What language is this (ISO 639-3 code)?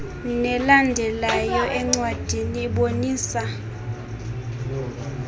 xho